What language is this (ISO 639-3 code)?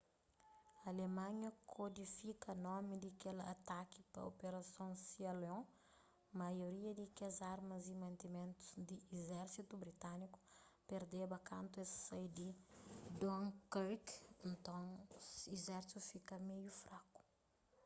kea